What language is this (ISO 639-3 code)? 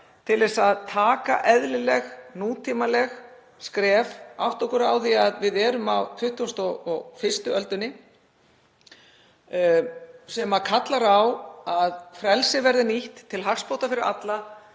isl